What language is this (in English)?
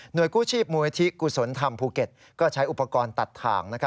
Thai